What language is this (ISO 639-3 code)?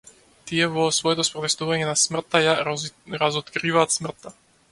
mkd